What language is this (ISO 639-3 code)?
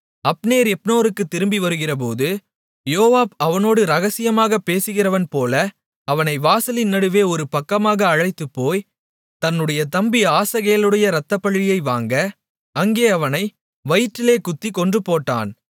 tam